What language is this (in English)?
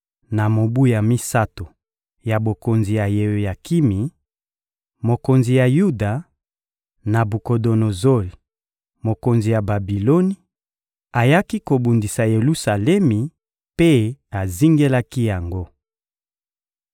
Lingala